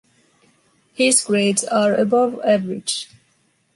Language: English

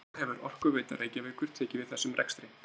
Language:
Icelandic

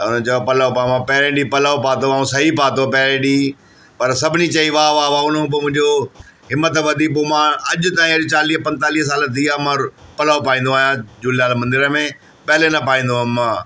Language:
Sindhi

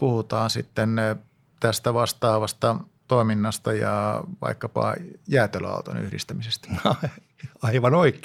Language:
Finnish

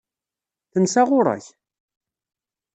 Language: Kabyle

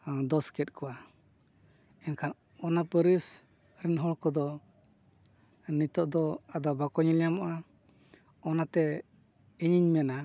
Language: Santali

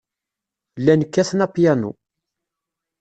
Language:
Kabyle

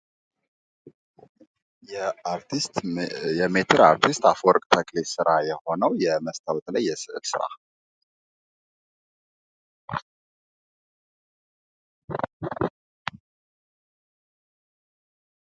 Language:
Amharic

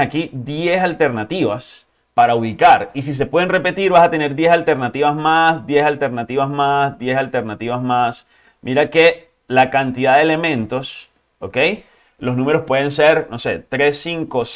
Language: Spanish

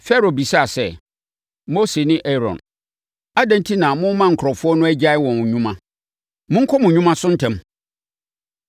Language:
Akan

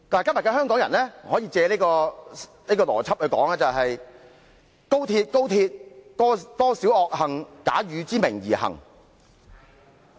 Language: Cantonese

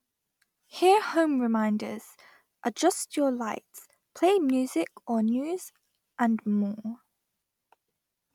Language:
English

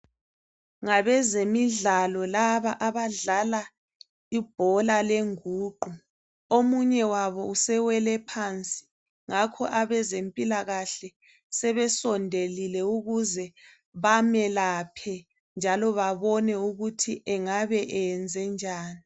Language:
North Ndebele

